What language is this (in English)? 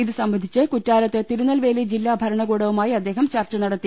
Malayalam